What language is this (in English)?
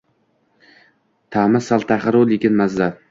Uzbek